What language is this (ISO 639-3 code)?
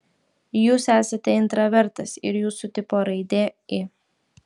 lit